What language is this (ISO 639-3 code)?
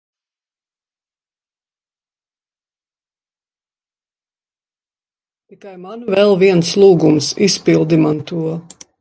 lav